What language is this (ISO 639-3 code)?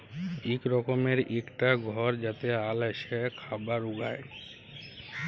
ben